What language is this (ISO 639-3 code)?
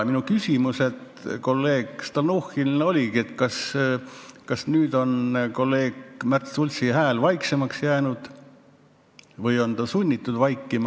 est